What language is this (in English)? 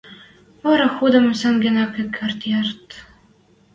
Western Mari